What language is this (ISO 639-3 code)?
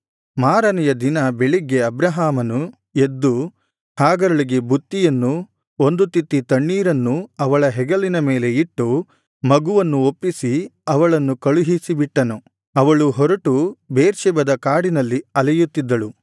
kan